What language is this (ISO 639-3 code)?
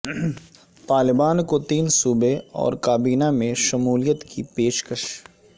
urd